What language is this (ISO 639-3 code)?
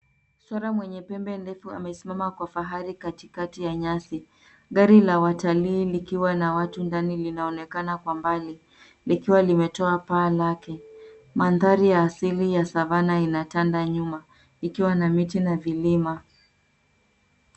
swa